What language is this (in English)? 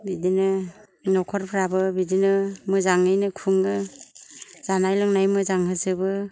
Bodo